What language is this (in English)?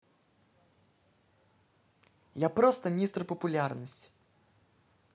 Russian